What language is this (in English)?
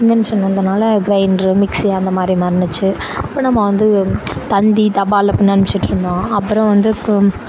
Tamil